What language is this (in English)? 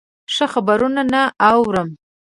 Pashto